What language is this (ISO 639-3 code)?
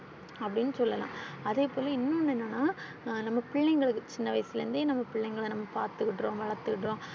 tam